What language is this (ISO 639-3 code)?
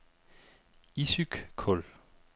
dan